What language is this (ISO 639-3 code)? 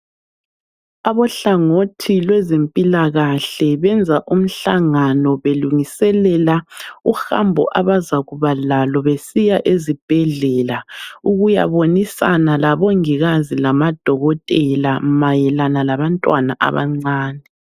nde